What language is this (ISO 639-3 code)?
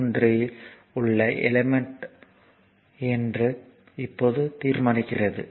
tam